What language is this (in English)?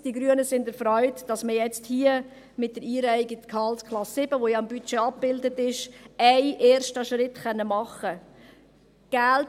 Swiss German